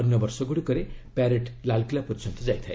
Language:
Odia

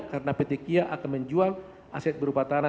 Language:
Indonesian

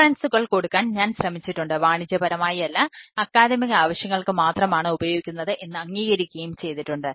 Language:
Malayalam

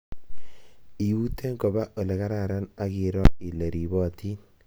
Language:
Kalenjin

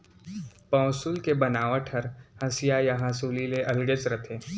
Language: Chhattisgarhi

